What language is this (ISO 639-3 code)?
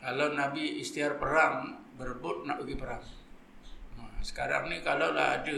msa